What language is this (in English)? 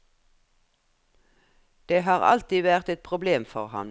Norwegian